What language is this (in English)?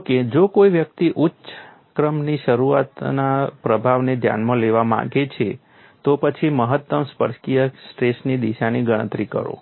Gujarati